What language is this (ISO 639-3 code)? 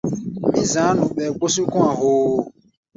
gba